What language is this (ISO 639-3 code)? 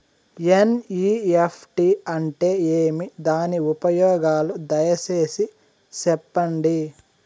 tel